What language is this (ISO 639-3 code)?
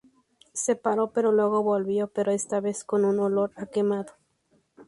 spa